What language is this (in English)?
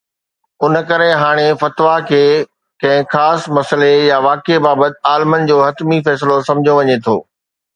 Sindhi